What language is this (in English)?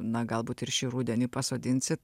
Lithuanian